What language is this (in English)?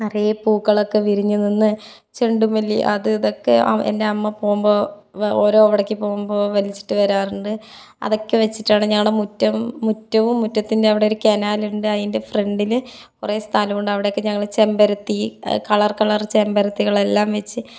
Malayalam